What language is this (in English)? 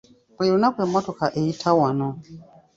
Ganda